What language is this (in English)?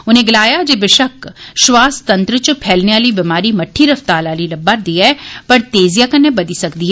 Dogri